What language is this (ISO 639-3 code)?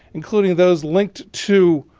eng